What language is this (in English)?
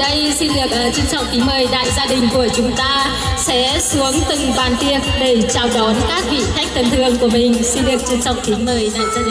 Vietnamese